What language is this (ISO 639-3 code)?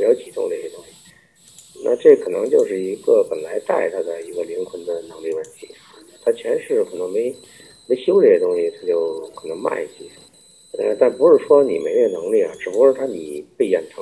zho